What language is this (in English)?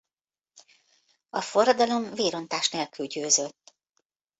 Hungarian